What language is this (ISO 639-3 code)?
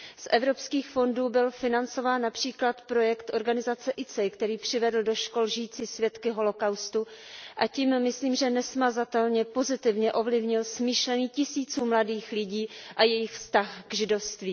ces